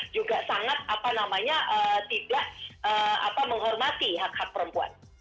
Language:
Indonesian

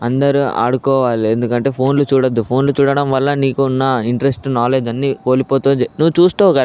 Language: Telugu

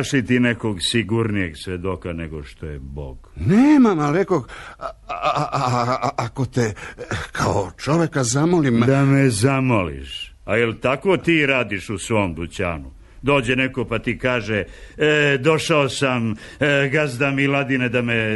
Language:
Croatian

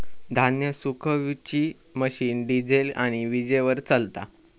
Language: Marathi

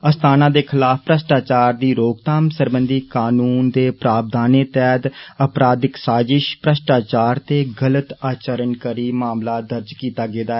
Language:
Dogri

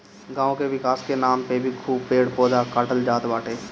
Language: Bhojpuri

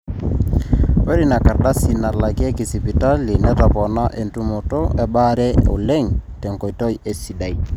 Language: Masai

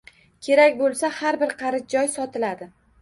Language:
Uzbek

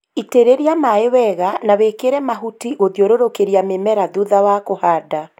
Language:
Kikuyu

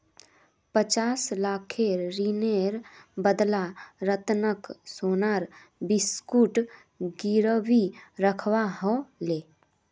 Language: Magahi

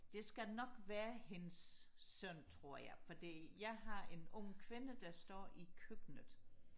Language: Danish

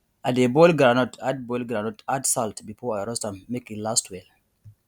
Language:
Nigerian Pidgin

